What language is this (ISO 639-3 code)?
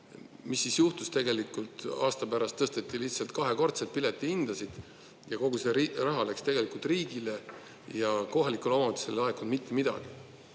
est